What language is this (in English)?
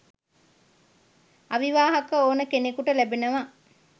Sinhala